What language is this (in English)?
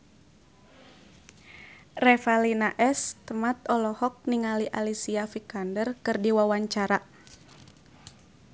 Sundanese